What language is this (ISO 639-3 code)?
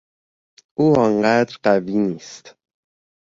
fas